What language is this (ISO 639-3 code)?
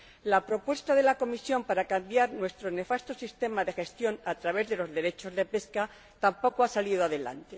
spa